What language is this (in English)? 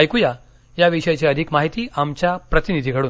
Marathi